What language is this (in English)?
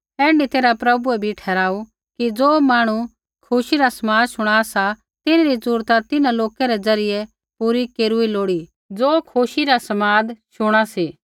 Kullu Pahari